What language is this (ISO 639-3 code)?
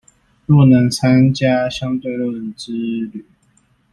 zho